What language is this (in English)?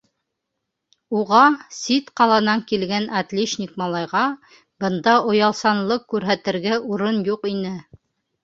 Bashkir